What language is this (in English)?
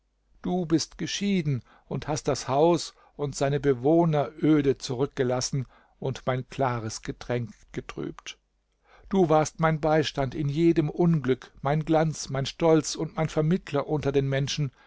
German